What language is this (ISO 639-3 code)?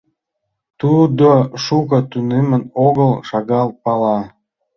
chm